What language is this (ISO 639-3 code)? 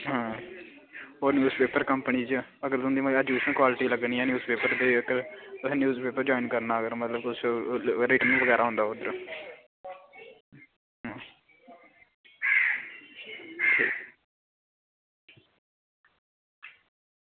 doi